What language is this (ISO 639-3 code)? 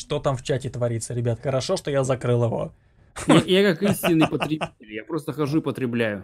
rus